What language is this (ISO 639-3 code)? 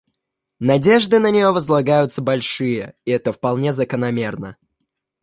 rus